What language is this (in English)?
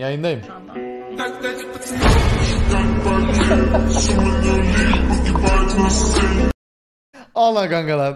Turkish